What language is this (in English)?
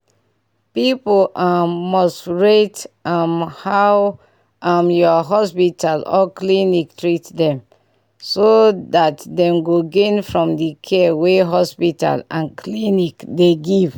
Nigerian Pidgin